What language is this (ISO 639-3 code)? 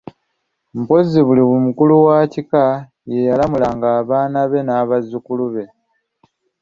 lug